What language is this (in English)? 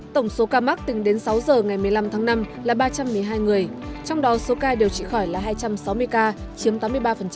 Vietnamese